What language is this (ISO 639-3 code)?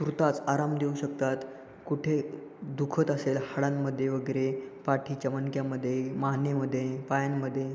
mar